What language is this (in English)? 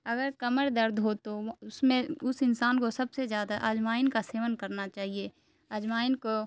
Urdu